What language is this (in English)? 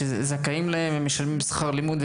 Hebrew